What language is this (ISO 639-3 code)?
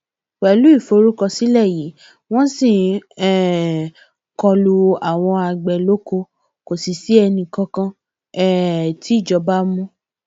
yor